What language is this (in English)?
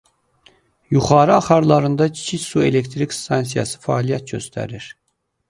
Azerbaijani